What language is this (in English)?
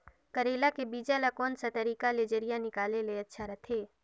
Chhattisgarhi